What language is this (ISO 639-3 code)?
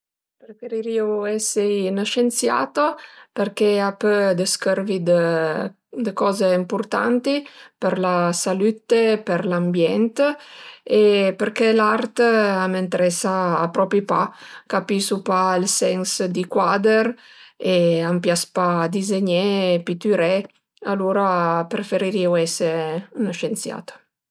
pms